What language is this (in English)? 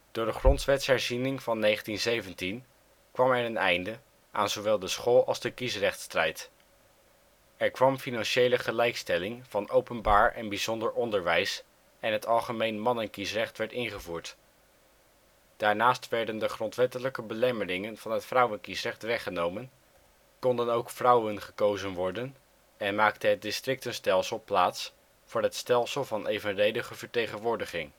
Dutch